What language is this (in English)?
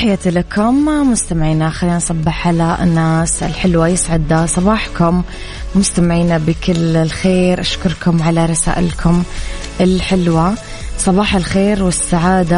Arabic